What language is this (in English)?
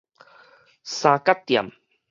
Min Nan Chinese